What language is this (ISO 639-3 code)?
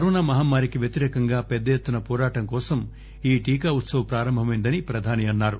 tel